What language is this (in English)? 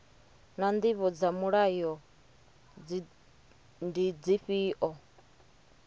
Venda